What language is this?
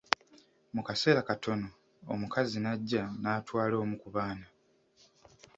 Ganda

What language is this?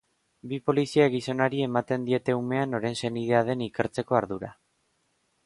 Basque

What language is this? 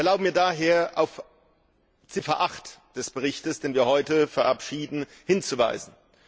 German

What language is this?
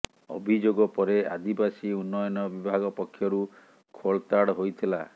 Odia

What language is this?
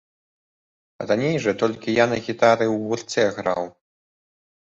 Belarusian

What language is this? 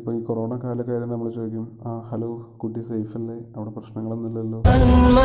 Malayalam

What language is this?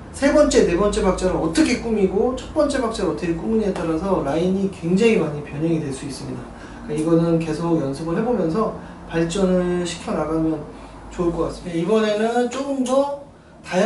Korean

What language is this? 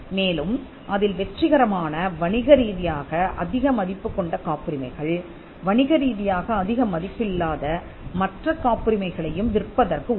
Tamil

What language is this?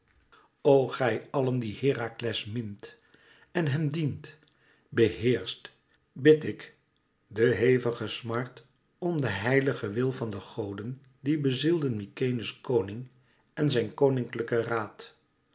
Dutch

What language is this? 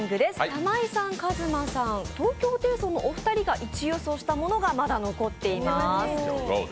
Japanese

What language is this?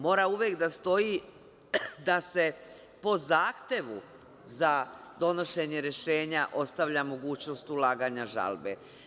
Serbian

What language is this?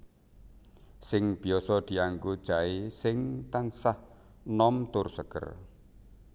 Javanese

